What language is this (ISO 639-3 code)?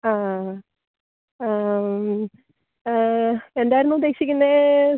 mal